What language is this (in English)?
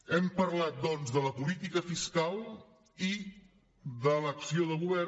Catalan